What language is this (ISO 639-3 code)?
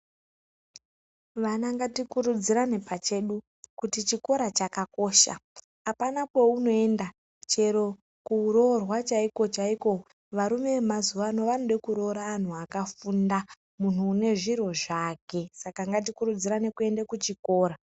ndc